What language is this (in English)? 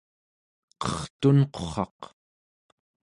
Central Yupik